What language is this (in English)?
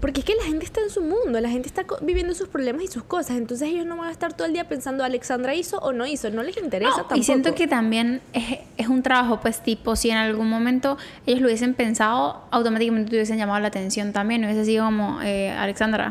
Spanish